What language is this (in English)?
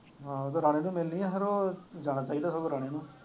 Punjabi